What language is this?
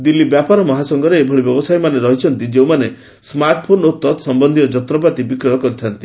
Odia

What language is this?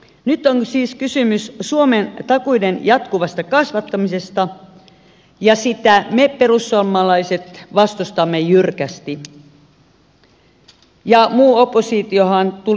Finnish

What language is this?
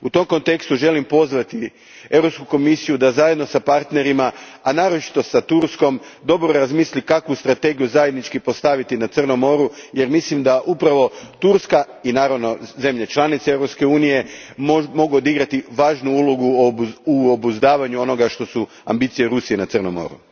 Croatian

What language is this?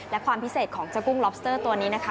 Thai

